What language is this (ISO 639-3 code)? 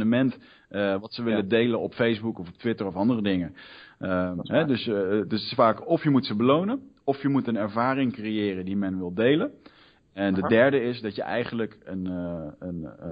nld